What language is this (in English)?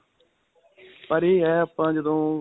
Punjabi